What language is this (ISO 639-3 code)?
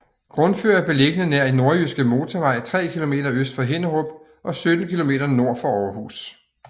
dan